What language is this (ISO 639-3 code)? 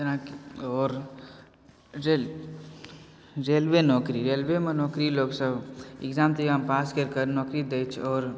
mai